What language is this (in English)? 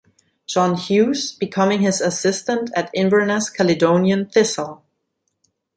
German